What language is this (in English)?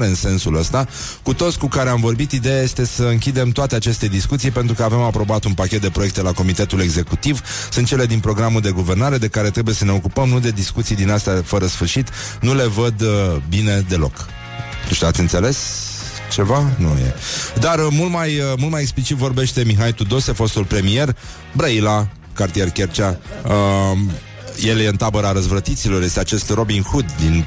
Romanian